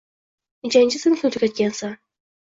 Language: Uzbek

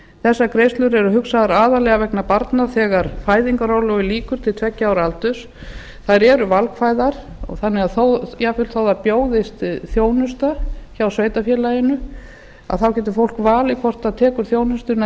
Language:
Icelandic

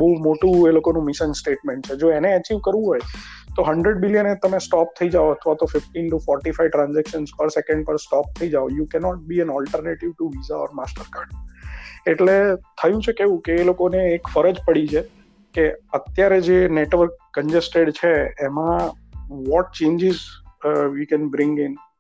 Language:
Gujarati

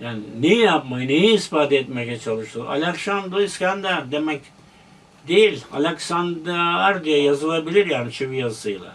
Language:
Turkish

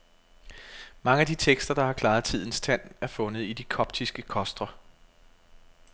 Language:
Danish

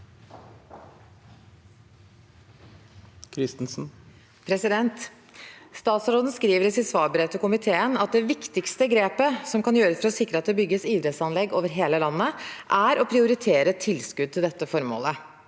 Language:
Norwegian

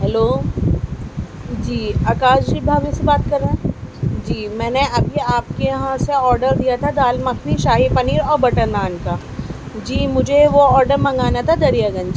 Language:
Urdu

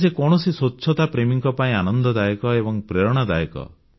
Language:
Odia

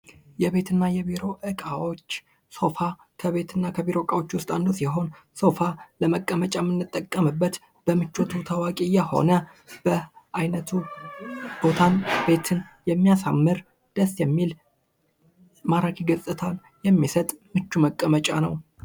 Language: Amharic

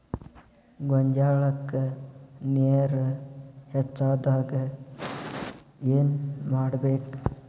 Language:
Kannada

